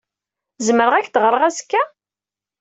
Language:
Kabyle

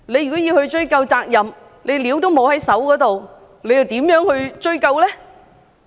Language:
Cantonese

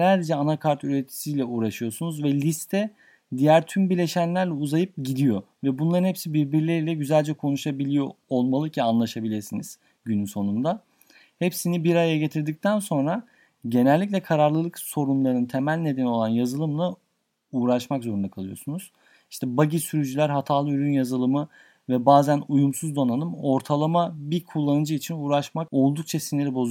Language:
Turkish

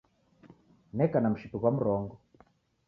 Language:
Taita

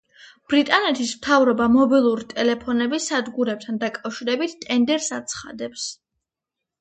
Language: Georgian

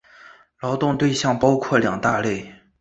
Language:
Chinese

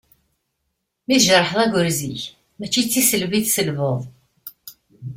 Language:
Kabyle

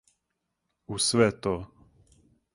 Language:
Serbian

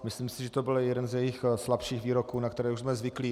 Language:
Czech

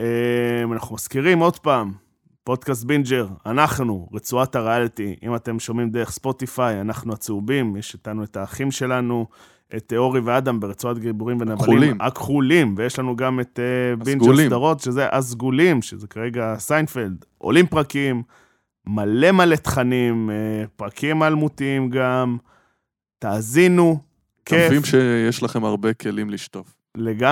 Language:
Hebrew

